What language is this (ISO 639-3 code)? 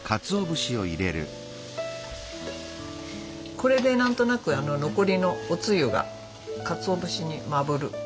jpn